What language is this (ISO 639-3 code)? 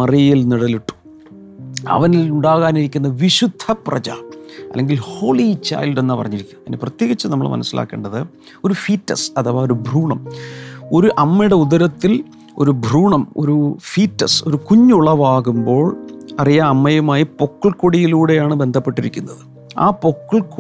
mal